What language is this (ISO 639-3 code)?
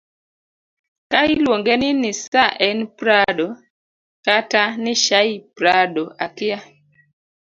luo